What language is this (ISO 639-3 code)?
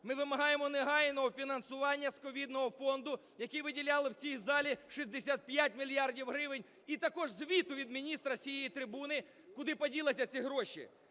ukr